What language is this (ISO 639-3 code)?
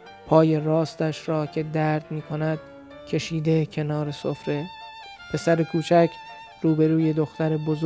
fas